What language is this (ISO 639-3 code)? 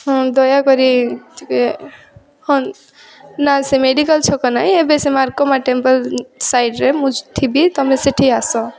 ori